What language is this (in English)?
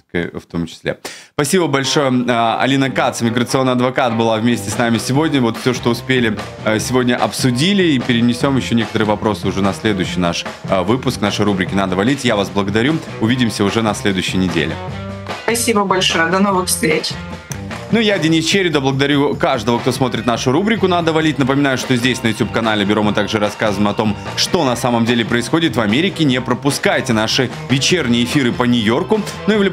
Russian